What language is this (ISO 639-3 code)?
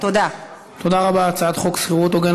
heb